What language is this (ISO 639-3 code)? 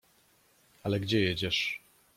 pol